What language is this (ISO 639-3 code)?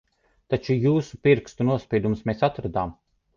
lav